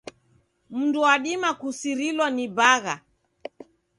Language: Taita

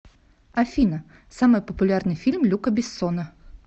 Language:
Russian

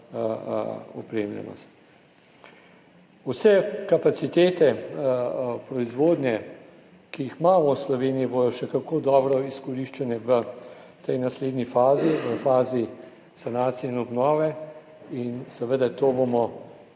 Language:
Slovenian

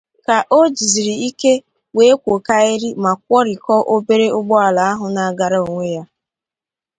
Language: Igbo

